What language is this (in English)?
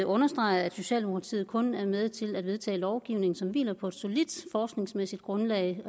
Danish